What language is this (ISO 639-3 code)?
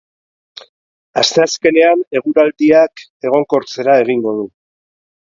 eus